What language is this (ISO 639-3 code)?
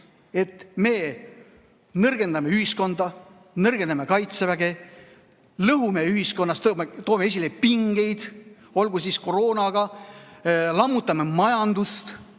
est